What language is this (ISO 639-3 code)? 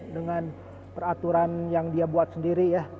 ind